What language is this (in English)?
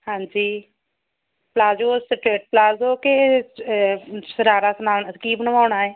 Punjabi